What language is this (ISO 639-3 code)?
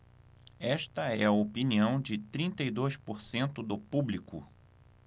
por